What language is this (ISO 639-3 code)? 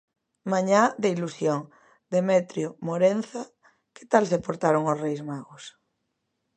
glg